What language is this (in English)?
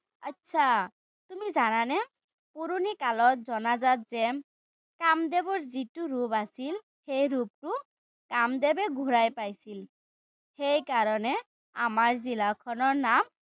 Assamese